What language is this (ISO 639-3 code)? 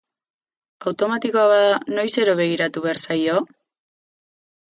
eus